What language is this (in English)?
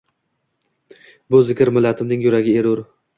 Uzbek